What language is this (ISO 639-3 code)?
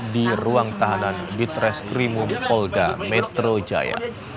ind